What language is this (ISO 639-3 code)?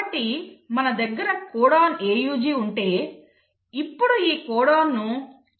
tel